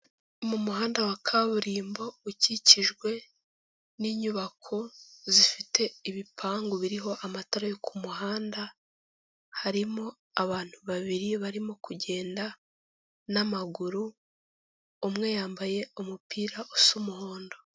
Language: Kinyarwanda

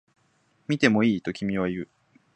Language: Japanese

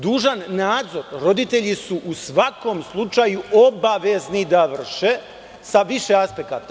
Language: Serbian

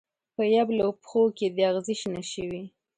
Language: Pashto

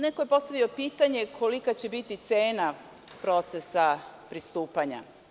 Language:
Serbian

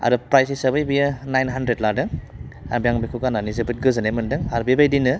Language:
Bodo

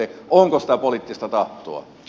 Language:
Finnish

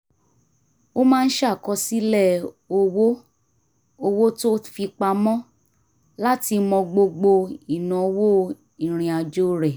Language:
Yoruba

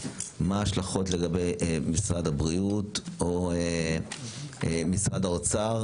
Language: Hebrew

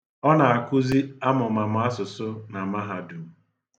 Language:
Igbo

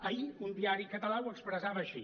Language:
Catalan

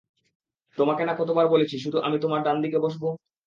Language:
Bangla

